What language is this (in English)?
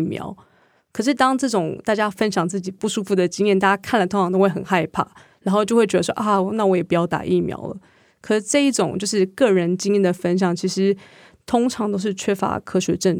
Chinese